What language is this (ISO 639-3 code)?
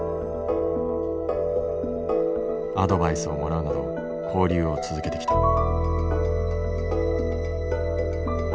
jpn